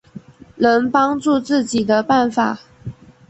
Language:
Chinese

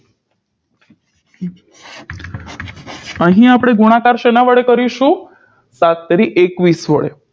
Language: Gujarati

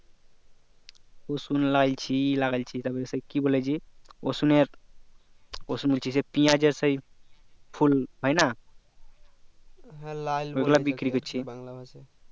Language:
Bangla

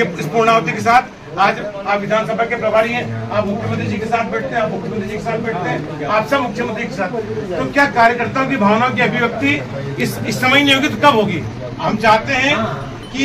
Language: Hindi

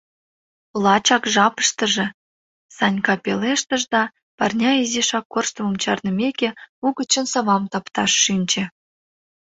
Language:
Mari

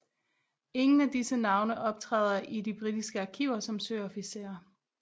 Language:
Danish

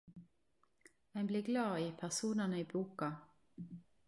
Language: Norwegian Nynorsk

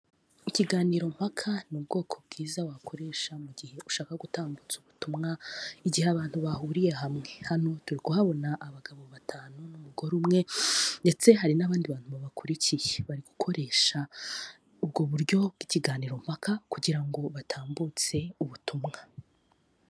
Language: Kinyarwanda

